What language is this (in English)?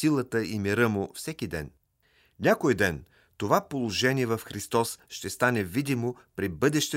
Bulgarian